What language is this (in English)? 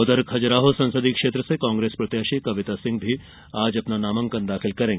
Hindi